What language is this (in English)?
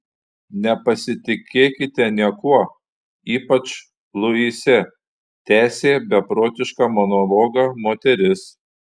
Lithuanian